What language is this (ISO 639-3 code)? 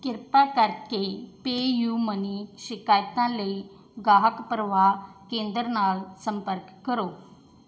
pan